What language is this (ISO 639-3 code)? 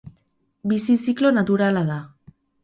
eus